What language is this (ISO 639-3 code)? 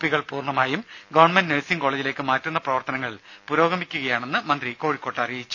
mal